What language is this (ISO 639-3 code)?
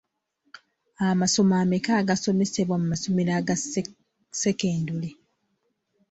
lug